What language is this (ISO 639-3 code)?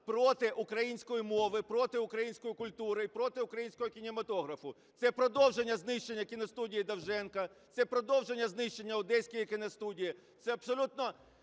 ukr